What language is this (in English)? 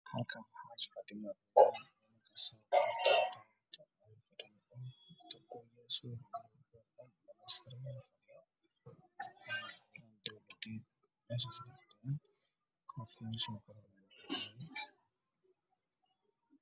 Somali